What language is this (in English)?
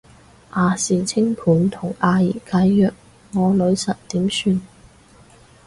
Cantonese